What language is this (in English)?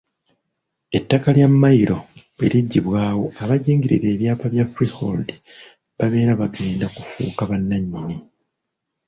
Ganda